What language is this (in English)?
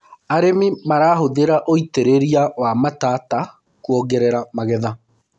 Kikuyu